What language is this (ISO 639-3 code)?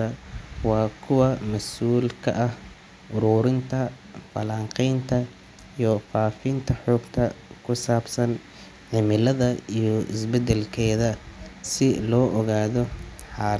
som